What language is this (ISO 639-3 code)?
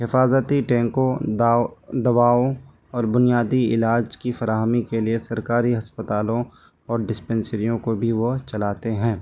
urd